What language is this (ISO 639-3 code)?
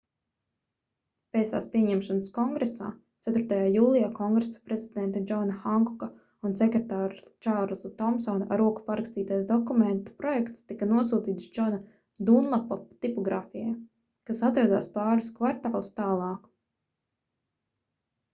lav